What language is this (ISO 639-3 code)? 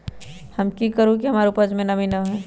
mag